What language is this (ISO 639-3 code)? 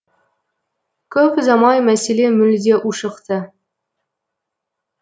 kaz